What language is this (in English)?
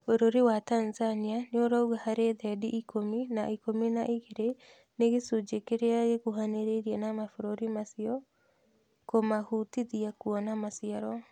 Kikuyu